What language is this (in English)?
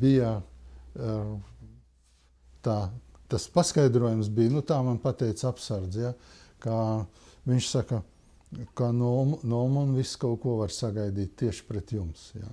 Latvian